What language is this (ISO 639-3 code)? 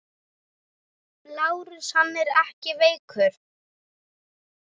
isl